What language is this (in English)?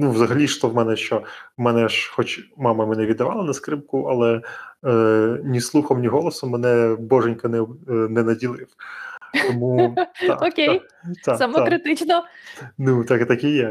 Ukrainian